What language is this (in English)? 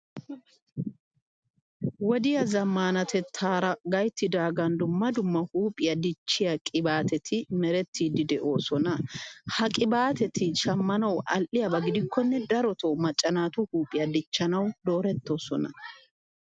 Wolaytta